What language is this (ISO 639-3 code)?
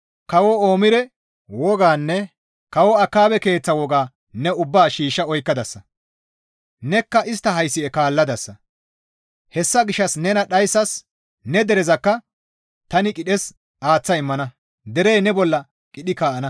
gmv